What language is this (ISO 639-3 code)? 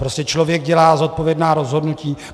ces